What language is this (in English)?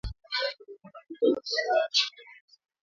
Swahili